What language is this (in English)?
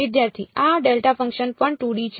Gujarati